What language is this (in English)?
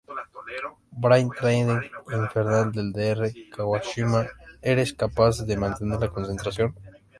Spanish